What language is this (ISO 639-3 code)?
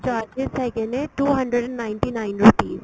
pan